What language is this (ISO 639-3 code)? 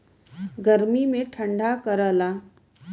bho